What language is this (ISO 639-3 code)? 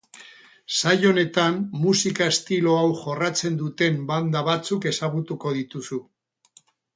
eus